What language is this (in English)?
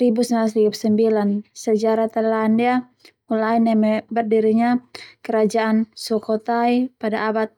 Termanu